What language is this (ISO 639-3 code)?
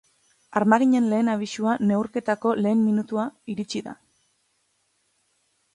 eus